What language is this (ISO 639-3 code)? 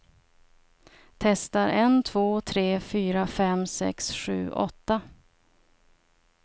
swe